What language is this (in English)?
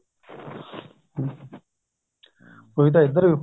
Punjabi